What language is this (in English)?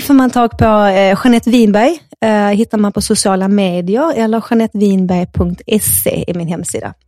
Swedish